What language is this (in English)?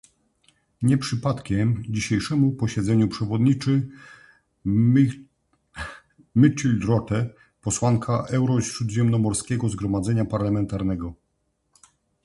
Polish